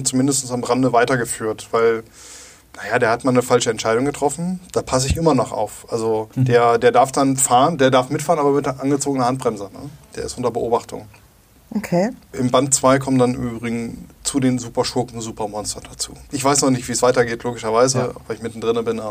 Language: German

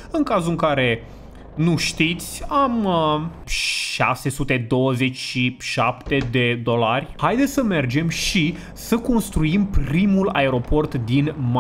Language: Romanian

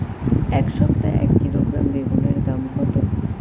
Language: Bangla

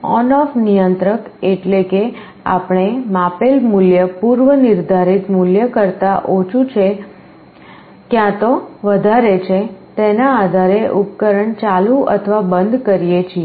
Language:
Gujarati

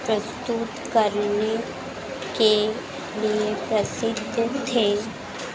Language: Hindi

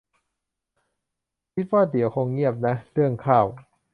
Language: Thai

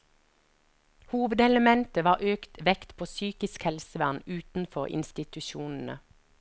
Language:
Norwegian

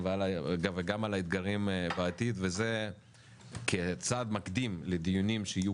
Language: Hebrew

